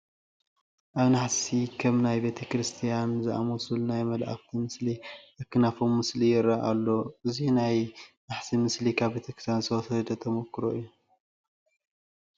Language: Tigrinya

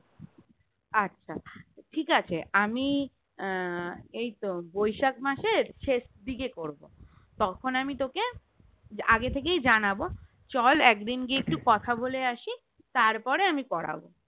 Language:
Bangla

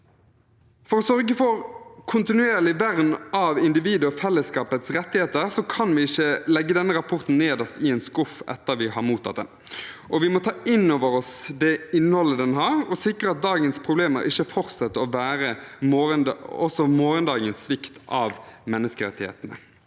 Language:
Norwegian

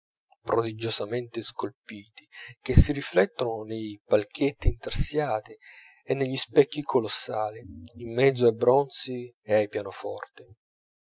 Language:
Italian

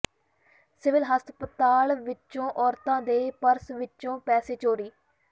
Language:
Punjabi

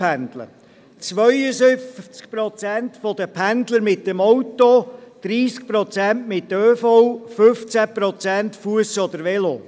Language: Swiss German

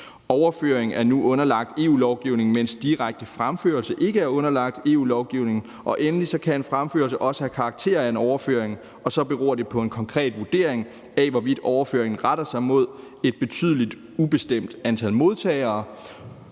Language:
Danish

